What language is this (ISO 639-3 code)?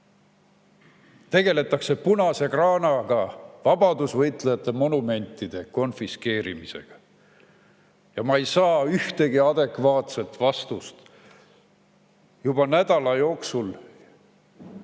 est